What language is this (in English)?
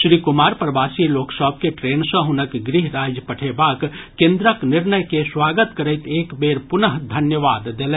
Maithili